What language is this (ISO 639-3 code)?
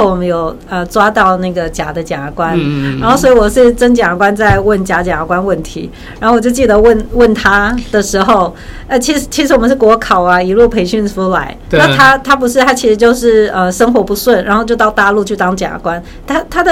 zho